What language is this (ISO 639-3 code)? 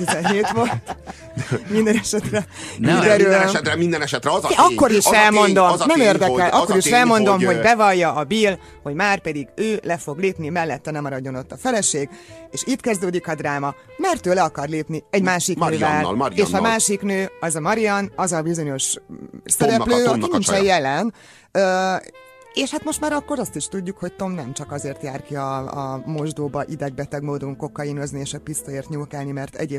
hun